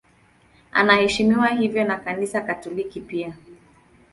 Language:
Swahili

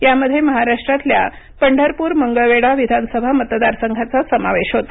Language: Marathi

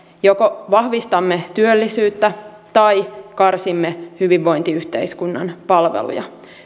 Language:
Finnish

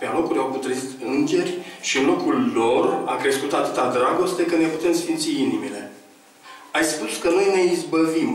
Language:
Romanian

